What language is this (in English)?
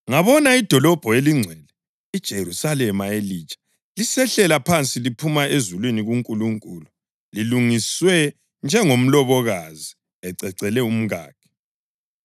North Ndebele